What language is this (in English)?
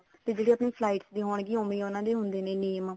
Punjabi